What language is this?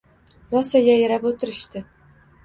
Uzbek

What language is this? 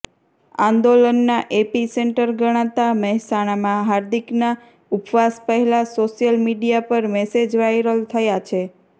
Gujarati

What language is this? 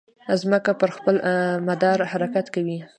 Pashto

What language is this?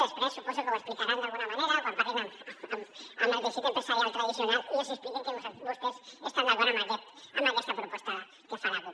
Catalan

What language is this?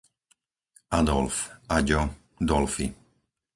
Slovak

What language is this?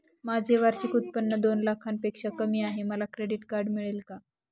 Marathi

